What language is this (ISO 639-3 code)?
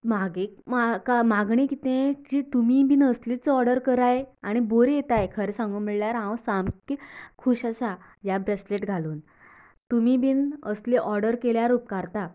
kok